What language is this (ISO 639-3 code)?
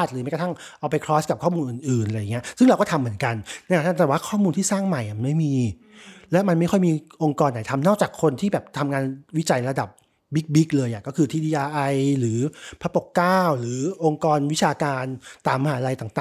tha